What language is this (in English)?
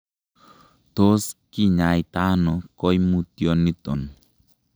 Kalenjin